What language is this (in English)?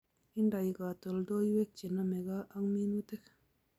Kalenjin